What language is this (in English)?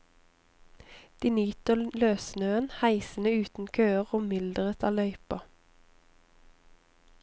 Norwegian